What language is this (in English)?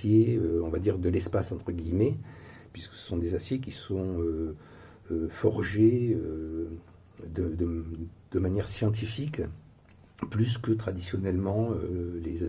French